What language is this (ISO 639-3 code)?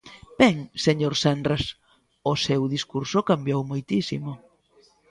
glg